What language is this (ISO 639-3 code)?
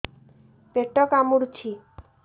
ori